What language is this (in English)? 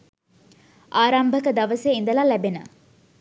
Sinhala